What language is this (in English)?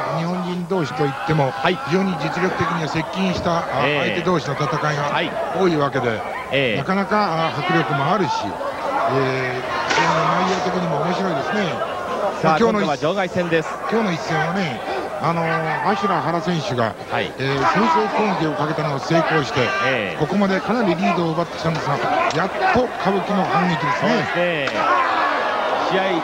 Japanese